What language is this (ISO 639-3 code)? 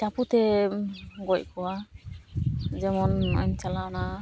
sat